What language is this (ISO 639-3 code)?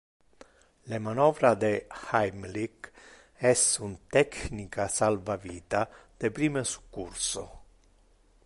ina